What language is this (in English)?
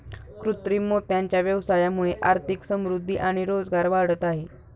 Marathi